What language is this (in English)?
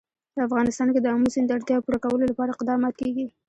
Pashto